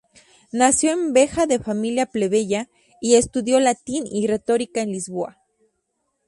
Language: Spanish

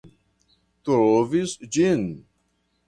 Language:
Esperanto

